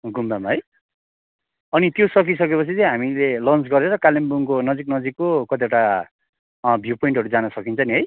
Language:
Nepali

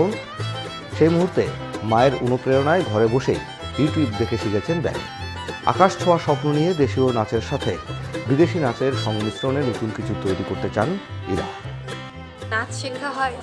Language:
Bangla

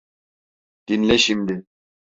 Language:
Turkish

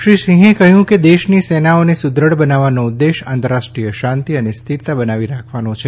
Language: Gujarati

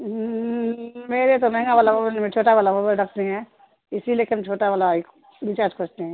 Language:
Urdu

